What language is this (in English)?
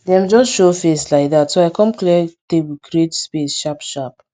Nigerian Pidgin